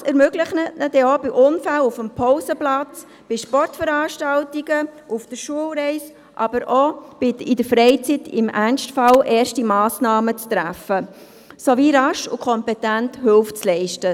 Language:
Swiss German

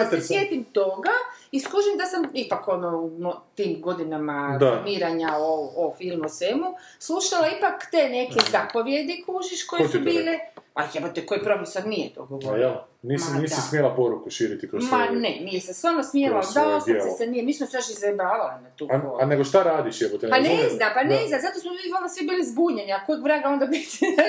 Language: Croatian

